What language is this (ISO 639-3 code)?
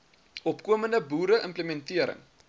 afr